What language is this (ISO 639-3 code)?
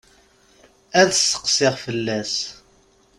kab